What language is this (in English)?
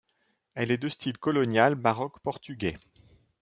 French